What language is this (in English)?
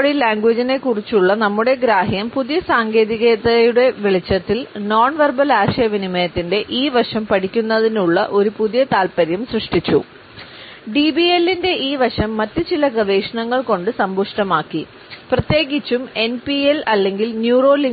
Malayalam